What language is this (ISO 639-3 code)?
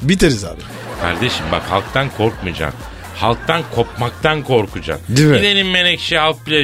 tur